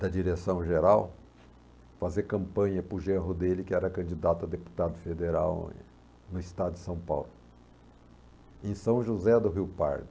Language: Portuguese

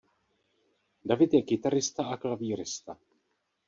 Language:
Czech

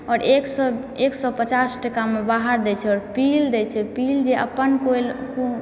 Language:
Maithili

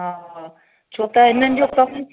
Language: Sindhi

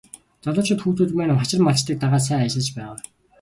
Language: Mongolian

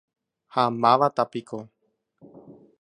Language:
Guarani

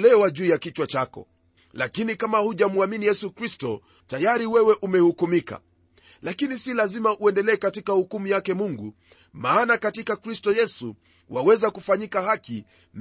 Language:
Swahili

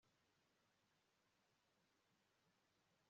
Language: Kinyarwanda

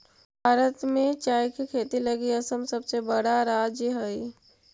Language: Magahi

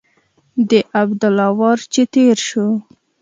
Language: Pashto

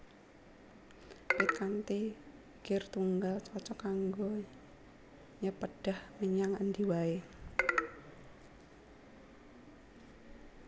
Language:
Javanese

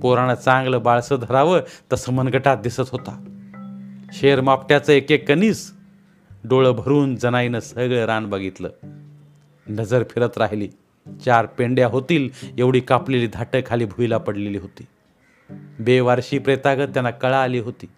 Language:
Marathi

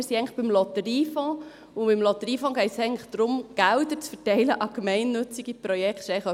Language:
Swiss German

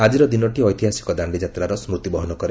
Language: Odia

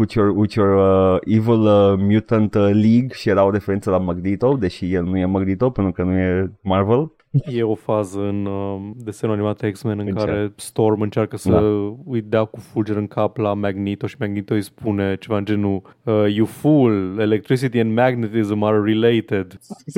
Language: Romanian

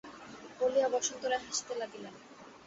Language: Bangla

